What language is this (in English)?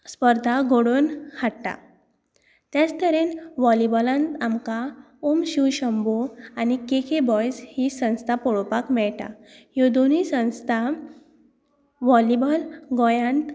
Konkani